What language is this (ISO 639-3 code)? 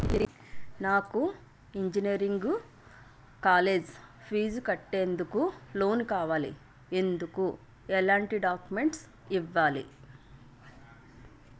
tel